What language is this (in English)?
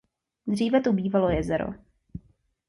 Czech